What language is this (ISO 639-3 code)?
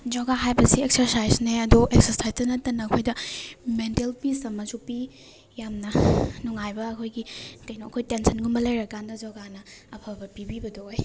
mni